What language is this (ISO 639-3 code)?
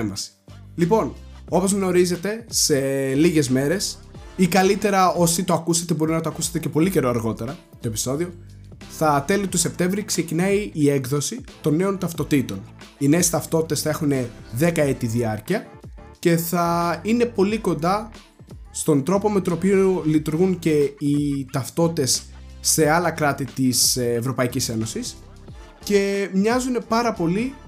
ell